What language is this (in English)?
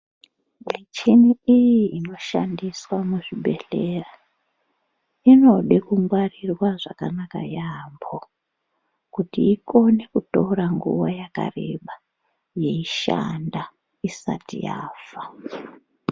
Ndau